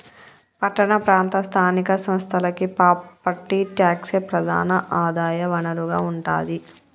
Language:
Telugu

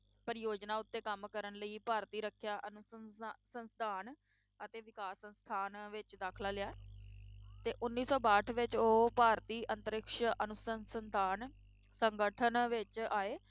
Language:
Punjabi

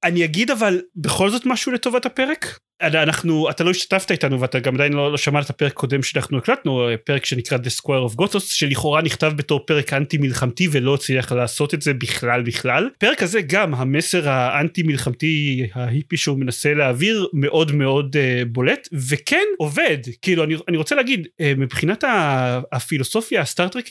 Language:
Hebrew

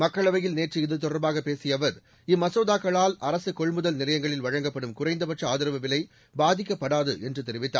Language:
Tamil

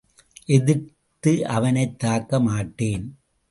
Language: Tamil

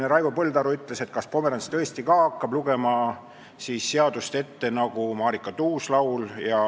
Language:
Estonian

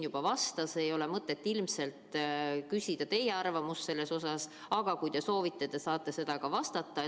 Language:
Estonian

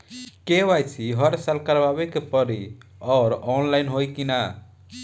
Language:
Bhojpuri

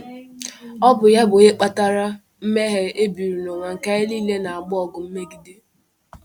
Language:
Igbo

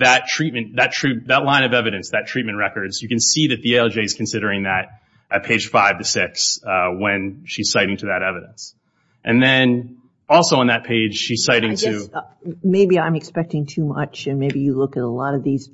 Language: English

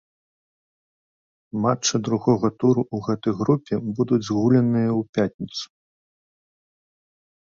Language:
Belarusian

